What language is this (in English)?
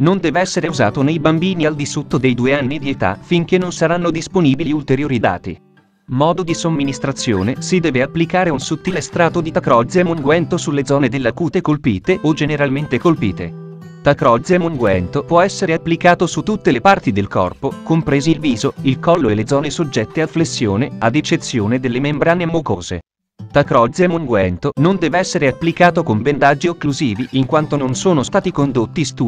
Italian